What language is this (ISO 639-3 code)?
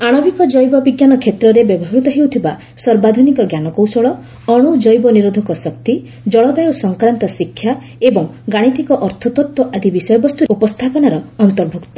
ori